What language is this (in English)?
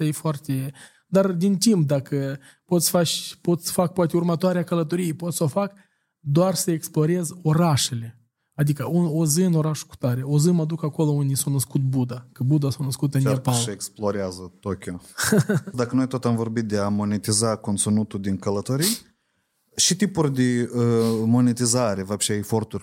Romanian